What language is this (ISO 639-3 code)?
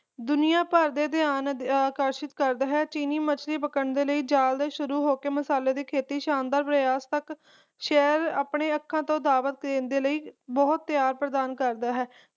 pan